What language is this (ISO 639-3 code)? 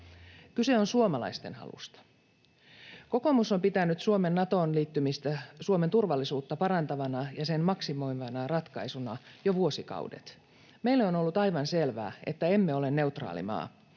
fin